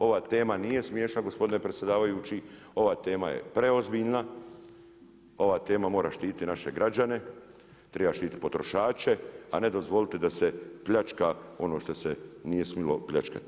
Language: Croatian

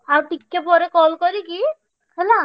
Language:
Odia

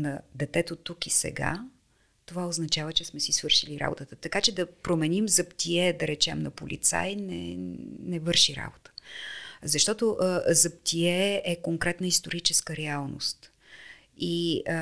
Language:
Bulgarian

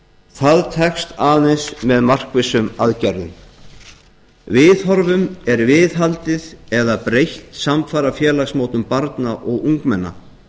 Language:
Icelandic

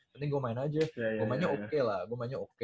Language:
Indonesian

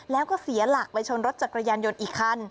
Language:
Thai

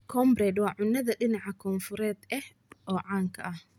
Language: Somali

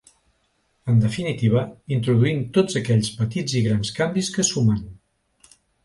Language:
Catalan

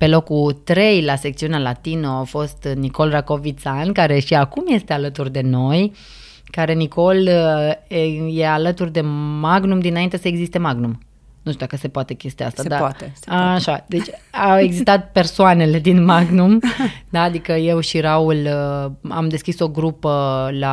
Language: Romanian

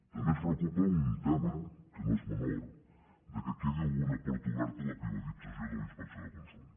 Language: Catalan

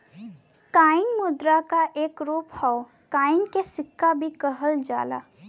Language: Bhojpuri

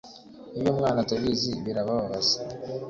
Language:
Kinyarwanda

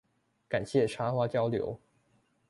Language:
Chinese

